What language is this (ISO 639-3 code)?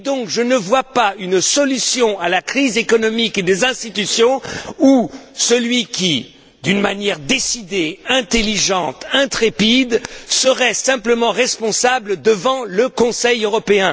fra